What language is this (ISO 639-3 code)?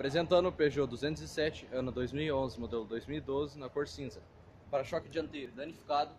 por